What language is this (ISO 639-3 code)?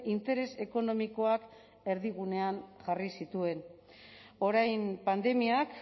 eus